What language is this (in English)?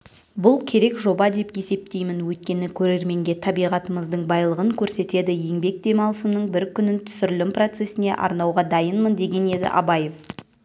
Kazakh